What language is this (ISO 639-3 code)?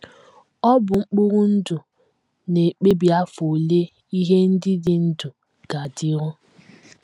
ibo